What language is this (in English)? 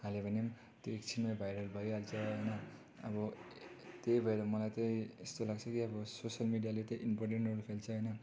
Nepali